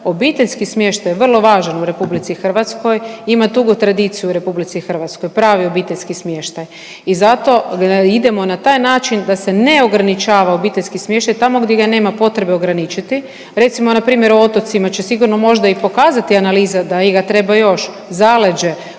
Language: Croatian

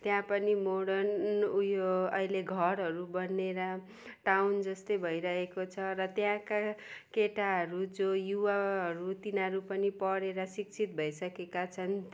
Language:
Nepali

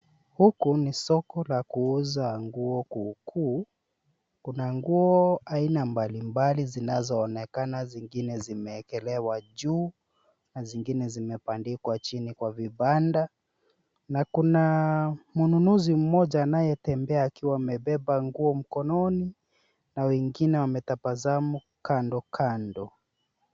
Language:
Swahili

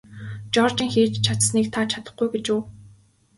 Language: Mongolian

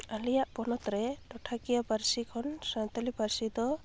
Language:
Santali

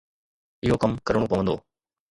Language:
Sindhi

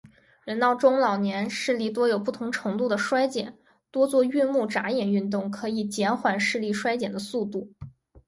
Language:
Chinese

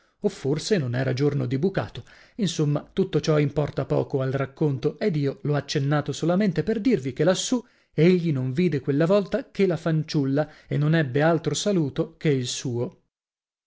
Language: Italian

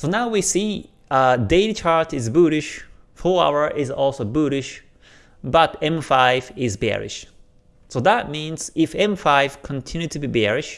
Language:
English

